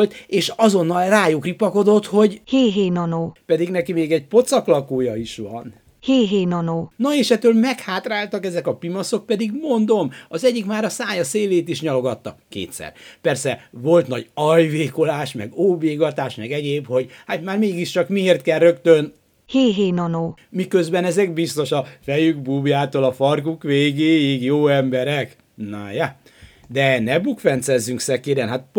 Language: Hungarian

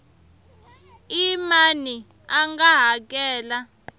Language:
Tsonga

